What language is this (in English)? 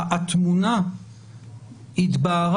Hebrew